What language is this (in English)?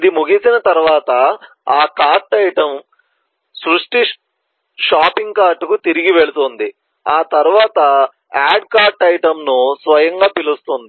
Telugu